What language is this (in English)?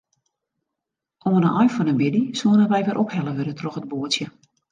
Western Frisian